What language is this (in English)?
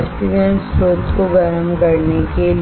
Hindi